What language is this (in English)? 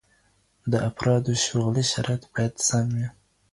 Pashto